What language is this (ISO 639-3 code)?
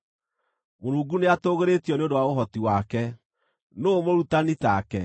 kik